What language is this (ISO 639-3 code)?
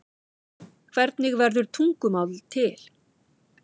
isl